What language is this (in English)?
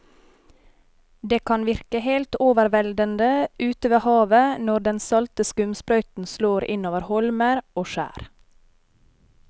Norwegian